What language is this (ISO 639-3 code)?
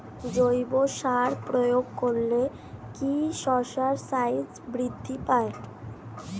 ben